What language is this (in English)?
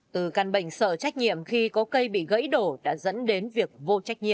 Vietnamese